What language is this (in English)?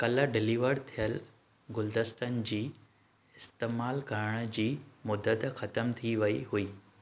Sindhi